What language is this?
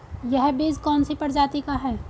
Hindi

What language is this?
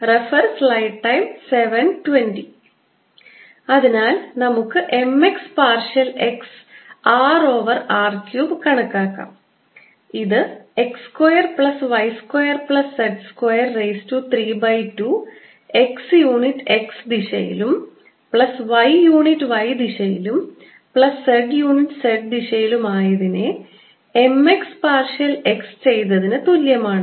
Malayalam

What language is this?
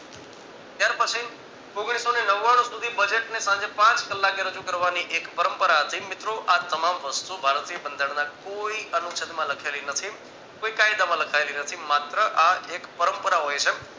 Gujarati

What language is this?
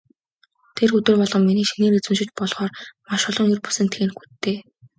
Mongolian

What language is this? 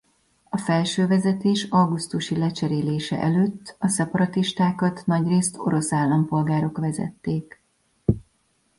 Hungarian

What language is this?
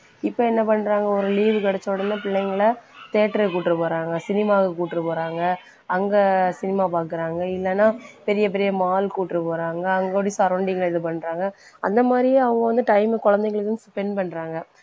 Tamil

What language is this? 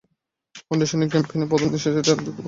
Bangla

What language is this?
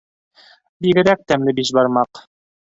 Bashkir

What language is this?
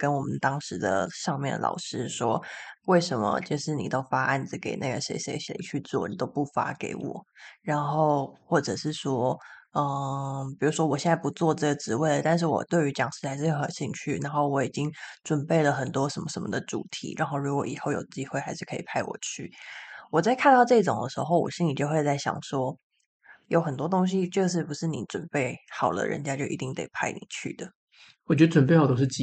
Chinese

